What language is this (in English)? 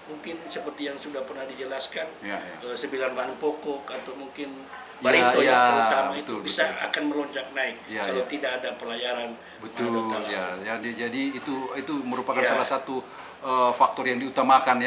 Indonesian